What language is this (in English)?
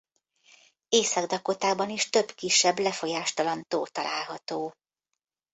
Hungarian